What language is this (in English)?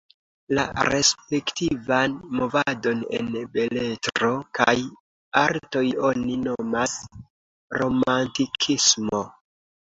Esperanto